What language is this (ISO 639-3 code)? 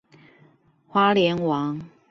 zho